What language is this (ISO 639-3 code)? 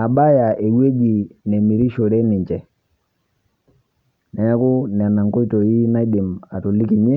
mas